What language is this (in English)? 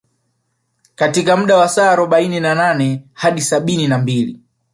Swahili